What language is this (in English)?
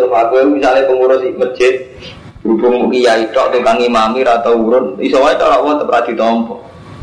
Indonesian